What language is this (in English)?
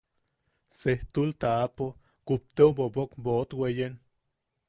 Yaqui